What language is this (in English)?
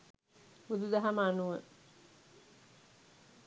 Sinhala